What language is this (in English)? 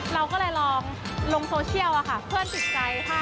Thai